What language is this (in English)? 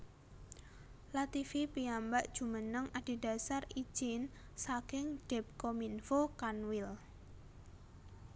Javanese